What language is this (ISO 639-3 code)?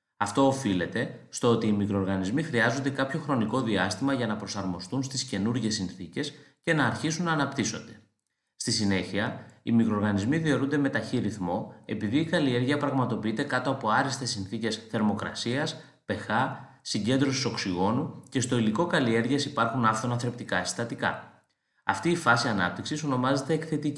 ell